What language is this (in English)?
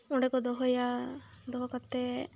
Santali